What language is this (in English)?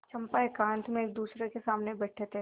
Hindi